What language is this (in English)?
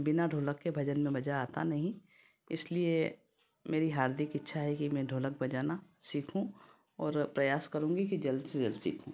Hindi